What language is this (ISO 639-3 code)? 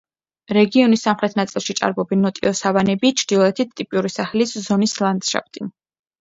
kat